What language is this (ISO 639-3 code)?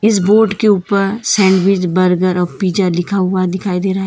hin